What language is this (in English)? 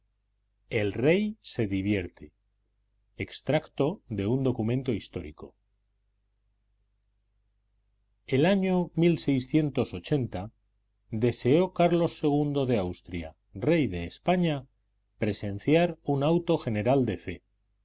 Spanish